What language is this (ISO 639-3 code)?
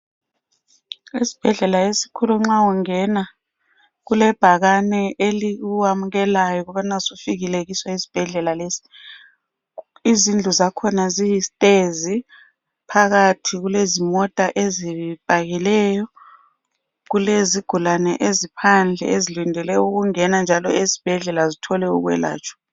nde